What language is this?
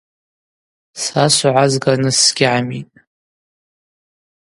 Abaza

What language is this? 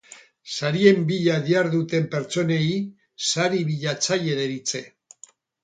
Basque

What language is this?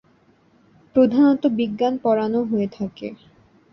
Bangla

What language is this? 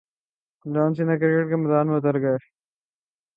Urdu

